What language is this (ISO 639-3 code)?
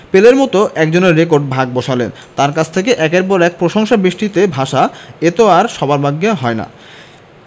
ben